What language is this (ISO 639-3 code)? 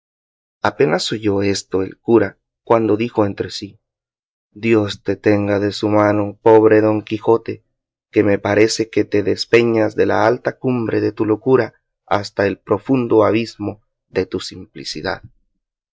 spa